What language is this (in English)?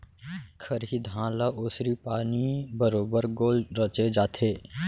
Chhattisgarhi